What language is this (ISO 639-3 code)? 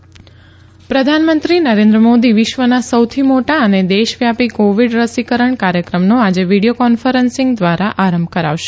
guj